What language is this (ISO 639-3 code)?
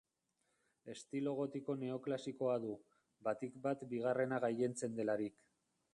eus